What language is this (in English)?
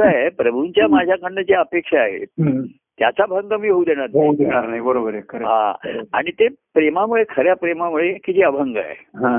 Marathi